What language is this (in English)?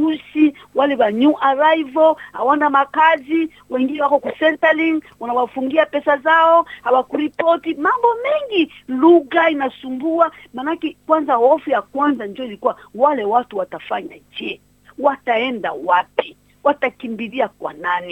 Swahili